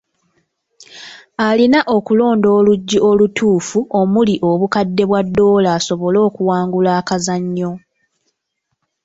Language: Ganda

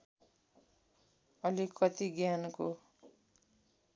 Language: Nepali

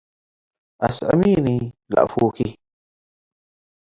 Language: Tigre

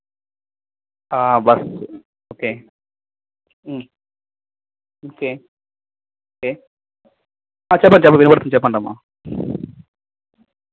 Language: Telugu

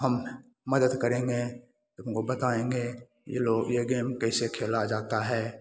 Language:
Hindi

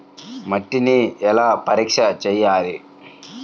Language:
Telugu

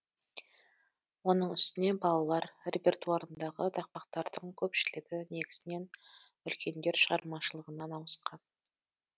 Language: Kazakh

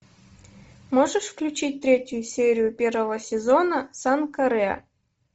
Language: Russian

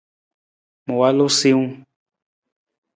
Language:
Nawdm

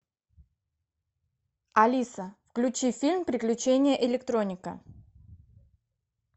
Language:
Russian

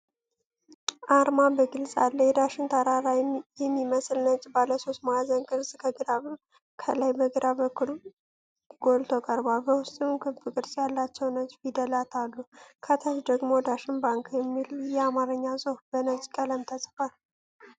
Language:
Amharic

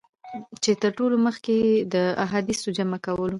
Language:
Pashto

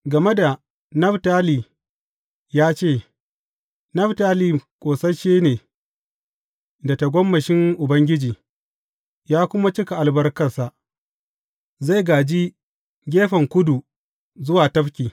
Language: Hausa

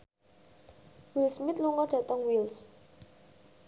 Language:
Javanese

